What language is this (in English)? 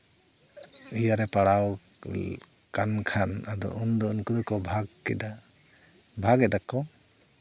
Santali